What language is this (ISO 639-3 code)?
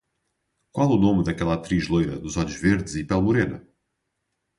por